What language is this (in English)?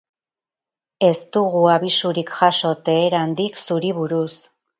Basque